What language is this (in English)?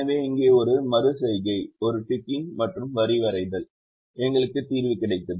Tamil